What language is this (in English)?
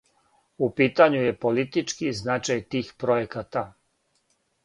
Serbian